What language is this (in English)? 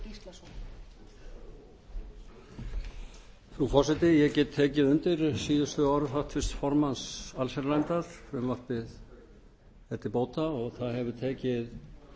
Icelandic